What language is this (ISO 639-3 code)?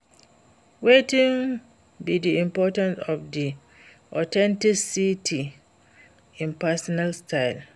pcm